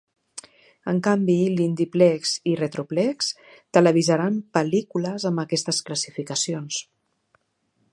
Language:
Catalan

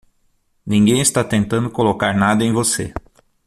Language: Portuguese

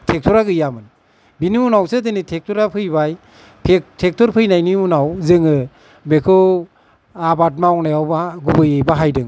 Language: Bodo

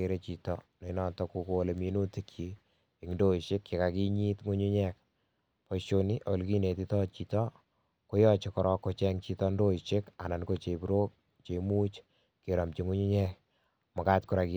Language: Kalenjin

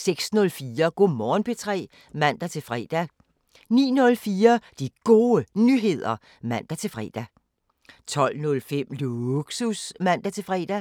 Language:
Danish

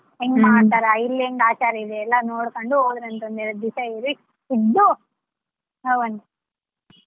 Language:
Kannada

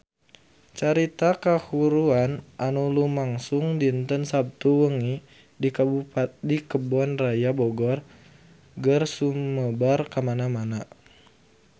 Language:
Sundanese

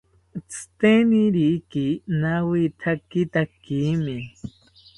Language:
South Ucayali Ashéninka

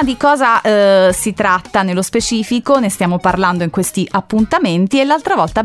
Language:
Italian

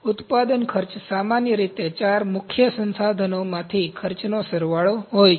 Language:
Gujarati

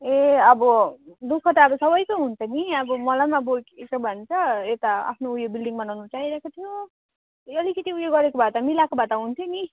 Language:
Nepali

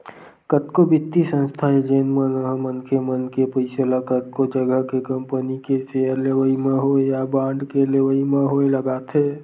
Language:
Chhattisgarhi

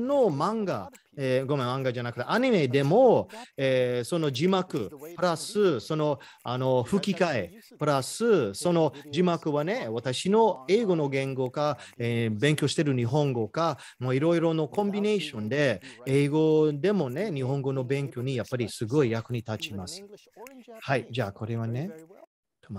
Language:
Japanese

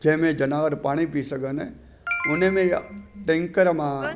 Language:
Sindhi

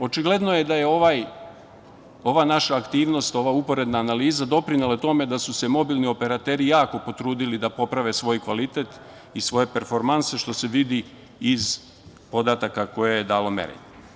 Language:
Serbian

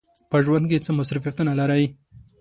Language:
Pashto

